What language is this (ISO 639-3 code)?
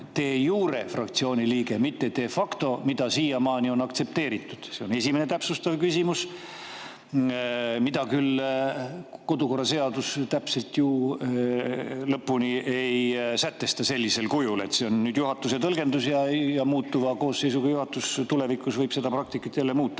est